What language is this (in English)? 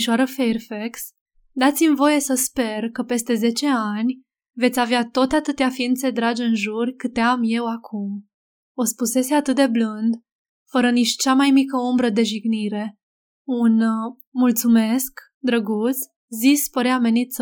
Romanian